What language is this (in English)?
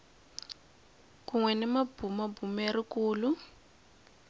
Tsonga